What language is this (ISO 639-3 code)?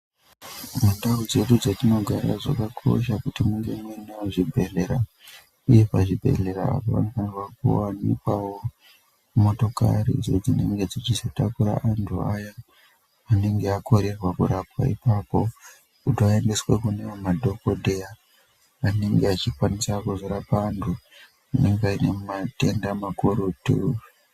ndc